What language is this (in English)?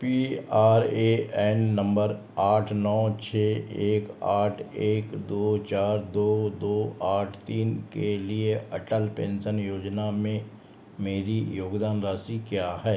Hindi